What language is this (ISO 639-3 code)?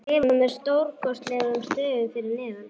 isl